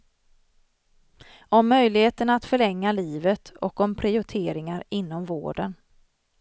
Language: Swedish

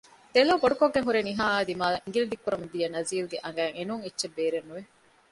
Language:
Divehi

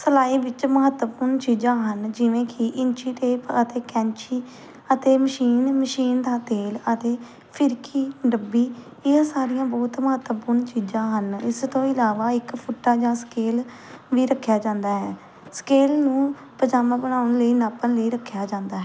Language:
Punjabi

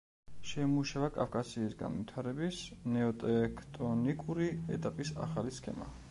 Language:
Georgian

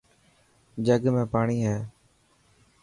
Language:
Dhatki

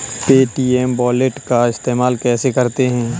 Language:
Hindi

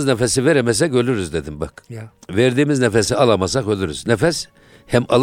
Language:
Turkish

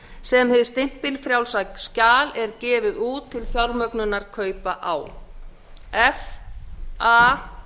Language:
Icelandic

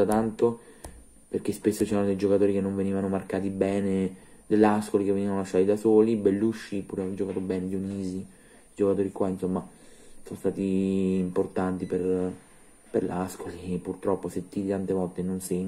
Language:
Italian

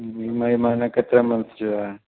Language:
Sindhi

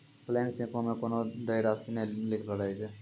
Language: Maithili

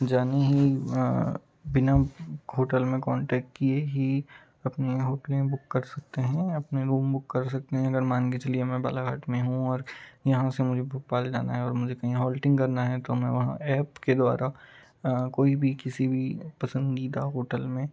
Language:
Hindi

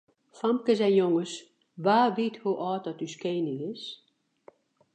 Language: Western Frisian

